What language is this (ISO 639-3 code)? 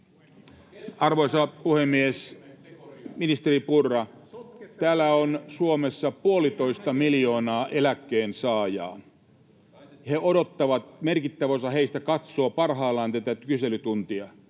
fin